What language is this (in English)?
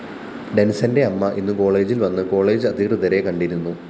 Malayalam